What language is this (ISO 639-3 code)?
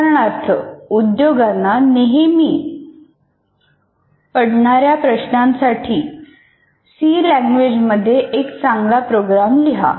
mar